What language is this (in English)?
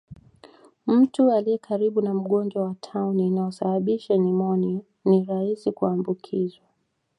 Swahili